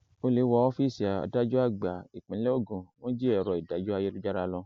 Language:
Yoruba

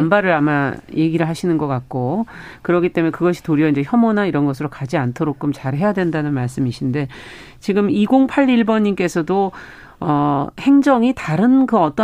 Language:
Korean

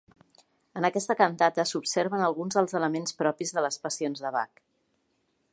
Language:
Catalan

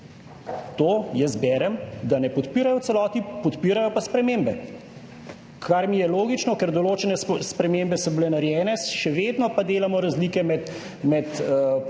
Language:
Slovenian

